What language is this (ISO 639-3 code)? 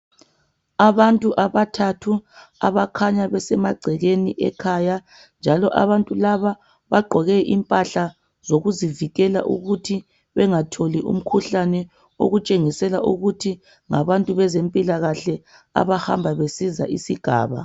nde